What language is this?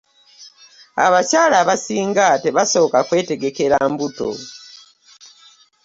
Ganda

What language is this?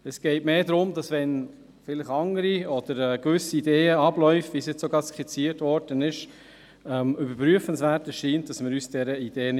Swiss German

